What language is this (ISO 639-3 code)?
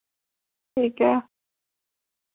doi